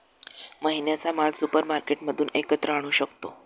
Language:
Marathi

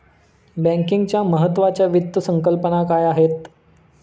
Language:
Marathi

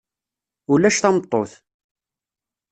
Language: Kabyle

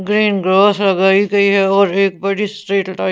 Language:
Hindi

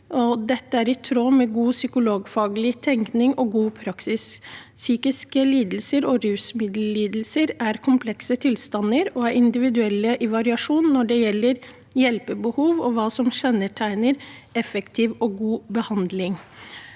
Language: Norwegian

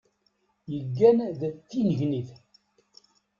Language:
Kabyle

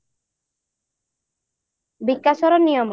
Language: Odia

